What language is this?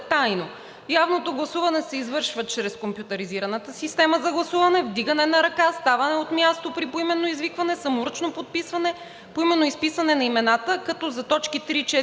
Bulgarian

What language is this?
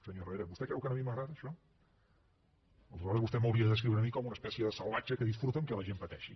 Catalan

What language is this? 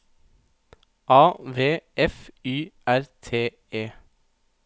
Norwegian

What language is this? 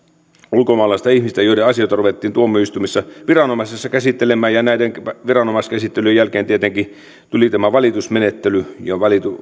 Finnish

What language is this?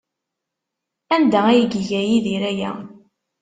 Kabyle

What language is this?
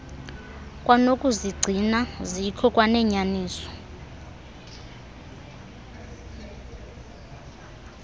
Xhosa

